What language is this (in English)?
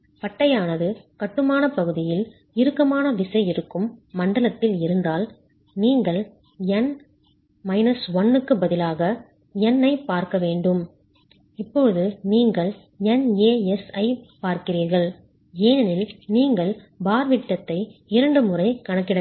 Tamil